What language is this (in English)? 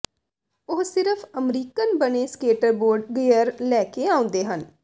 Punjabi